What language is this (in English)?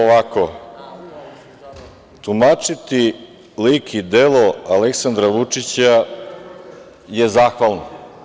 Serbian